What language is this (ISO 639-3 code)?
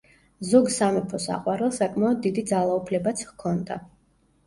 kat